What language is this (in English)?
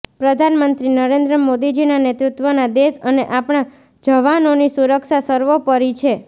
Gujarati